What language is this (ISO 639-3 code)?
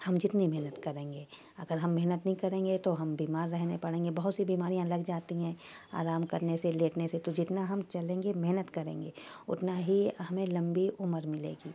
urd